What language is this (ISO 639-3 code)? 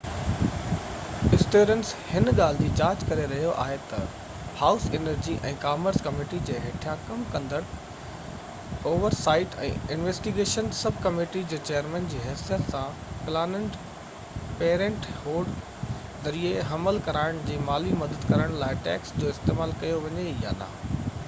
snd